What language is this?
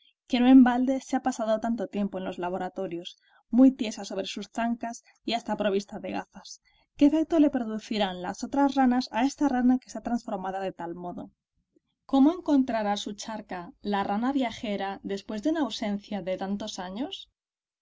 Spanish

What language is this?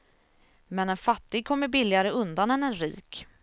Swedish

